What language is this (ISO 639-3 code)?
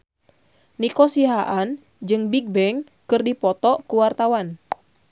sun